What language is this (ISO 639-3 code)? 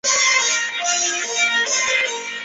zho